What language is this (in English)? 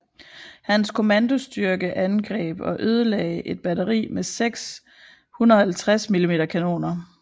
Danish